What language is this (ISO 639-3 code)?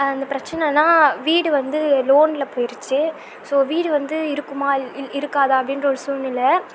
tam